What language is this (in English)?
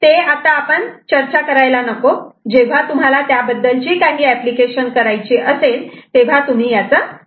Marathi